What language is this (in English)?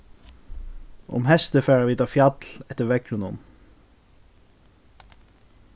Faroese